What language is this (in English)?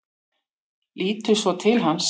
Icelandic